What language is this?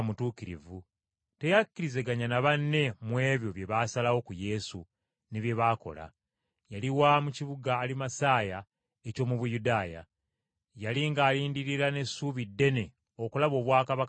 Ganda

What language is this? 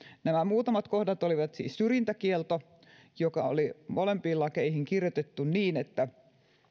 Finnish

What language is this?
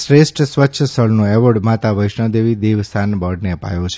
Gujarati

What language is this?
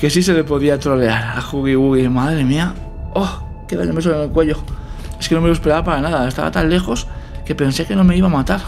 Spanish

